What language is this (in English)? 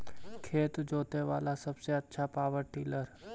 Magahi